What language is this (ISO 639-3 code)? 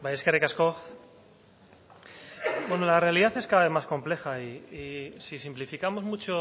spa